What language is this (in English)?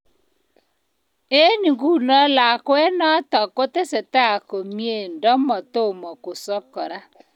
Kalenjin